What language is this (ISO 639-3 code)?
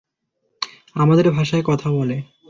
ben